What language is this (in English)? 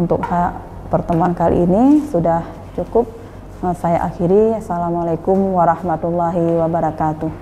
Indonesian